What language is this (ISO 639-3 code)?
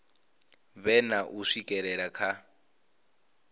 ven